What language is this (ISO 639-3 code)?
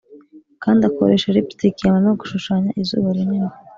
kin